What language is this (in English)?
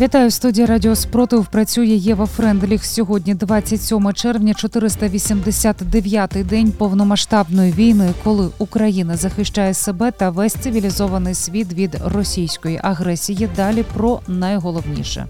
Ukrainian